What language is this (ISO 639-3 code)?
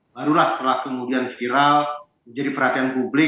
ind